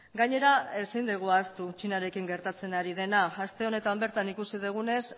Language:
Basque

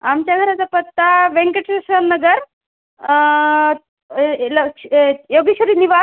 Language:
Marathi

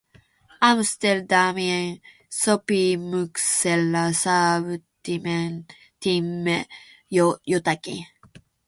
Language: Finnish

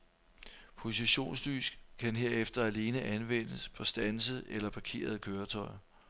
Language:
Danish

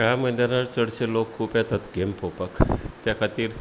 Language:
Konkani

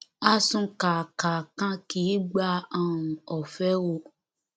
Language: Yoruba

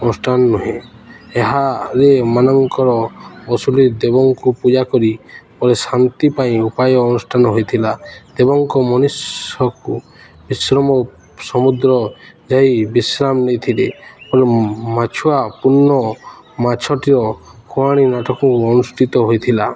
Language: Odia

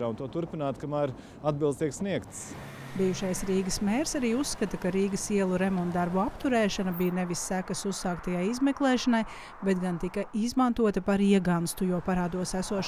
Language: Latvian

